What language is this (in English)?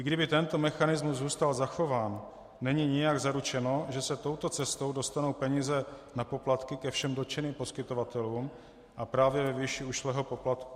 Czech